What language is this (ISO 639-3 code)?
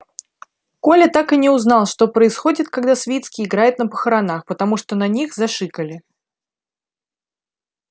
rus